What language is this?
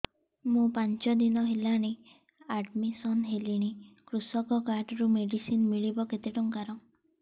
Odia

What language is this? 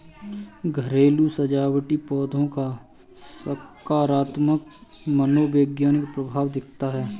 Hindi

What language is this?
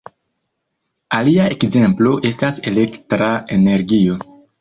Esperanto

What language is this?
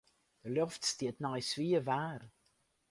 Western Frisian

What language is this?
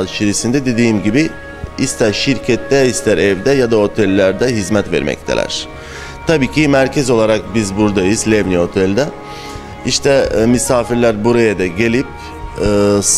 Turkish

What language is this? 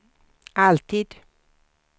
Swedish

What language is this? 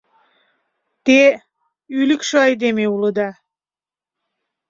Mari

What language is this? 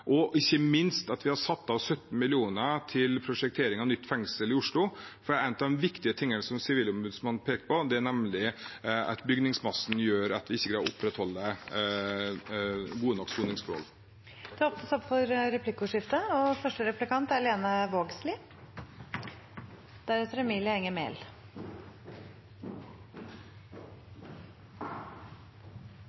Norwegian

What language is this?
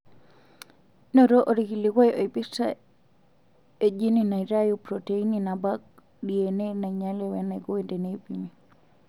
Masai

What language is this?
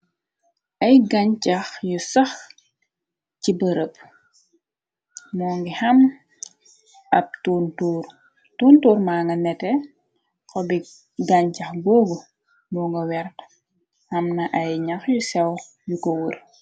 Wolof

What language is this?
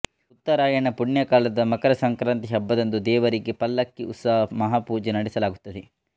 Kannada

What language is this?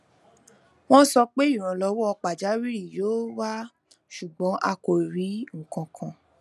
Yoruba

